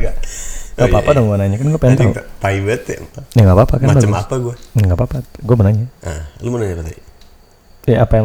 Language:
Indonesian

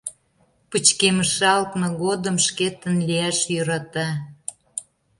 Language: Mari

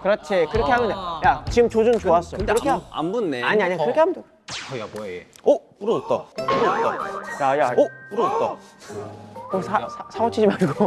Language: Korean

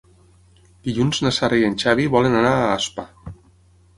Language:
Catalan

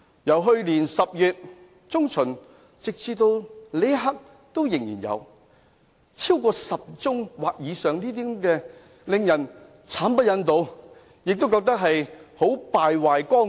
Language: Cantonese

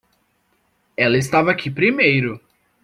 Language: Portuguese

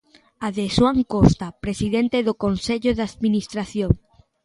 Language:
Galician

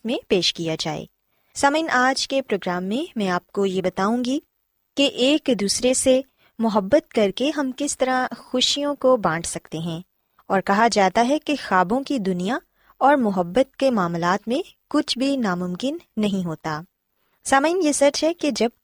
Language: Urdu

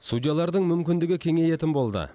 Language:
Kazakh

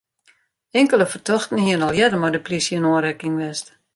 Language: Western Frisian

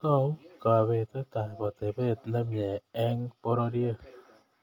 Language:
Kalenjin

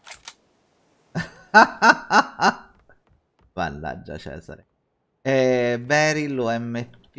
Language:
Italian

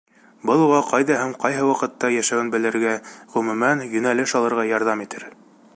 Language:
Bashkir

